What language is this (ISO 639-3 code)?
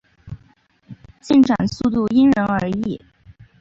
zho